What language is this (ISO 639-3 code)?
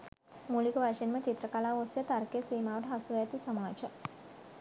sin